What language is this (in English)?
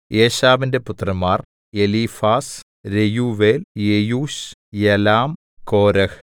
Malayalam